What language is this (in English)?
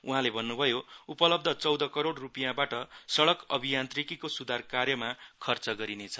Nepali